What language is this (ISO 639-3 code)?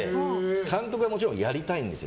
jpn